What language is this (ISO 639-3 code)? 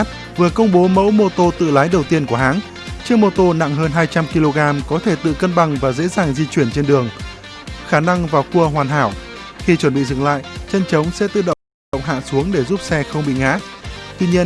vie